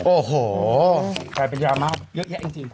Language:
Thai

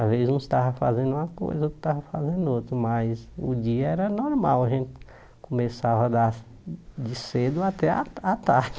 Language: Portuguese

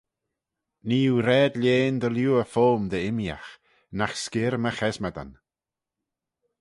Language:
Manx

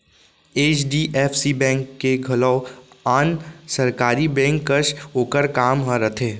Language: Chhattisgarhi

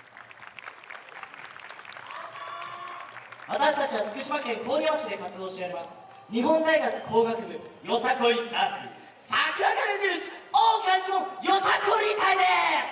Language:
Japanese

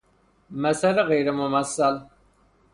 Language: Persian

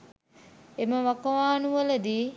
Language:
Sinhala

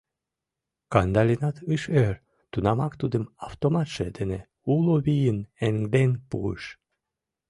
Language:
Mari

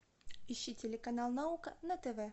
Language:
Russian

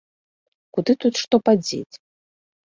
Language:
Belarusian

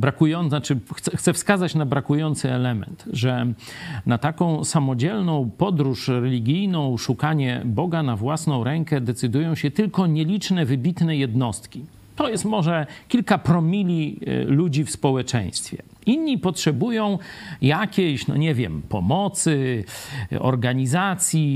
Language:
Polish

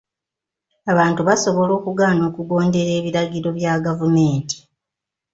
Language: Ganda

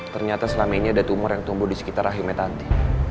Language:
Indonesian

